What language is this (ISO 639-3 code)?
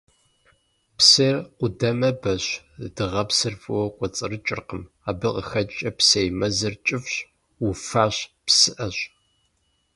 kbd